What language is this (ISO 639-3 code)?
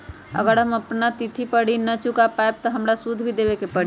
mag